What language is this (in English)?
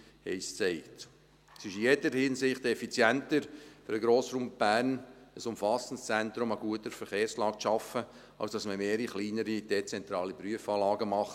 Swiss German